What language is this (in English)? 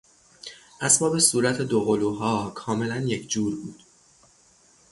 Persian